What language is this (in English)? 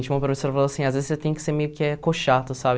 Portuguese